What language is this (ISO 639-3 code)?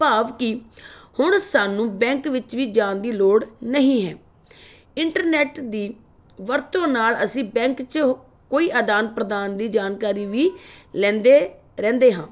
pan